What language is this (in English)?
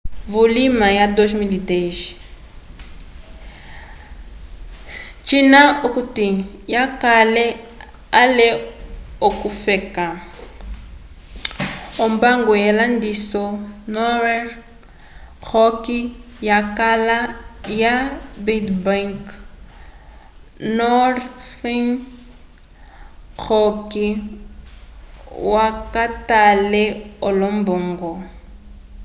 Umbundu